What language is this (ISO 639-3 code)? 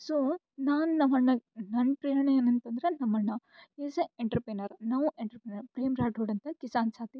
kan